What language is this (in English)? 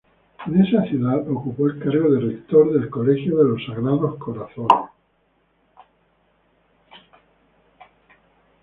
Spanish